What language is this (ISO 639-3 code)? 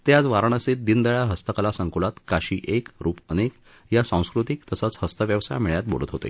mar